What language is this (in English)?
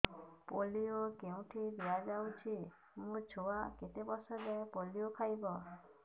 Odia